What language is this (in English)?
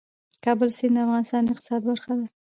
Pashto